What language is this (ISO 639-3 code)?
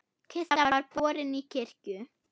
isl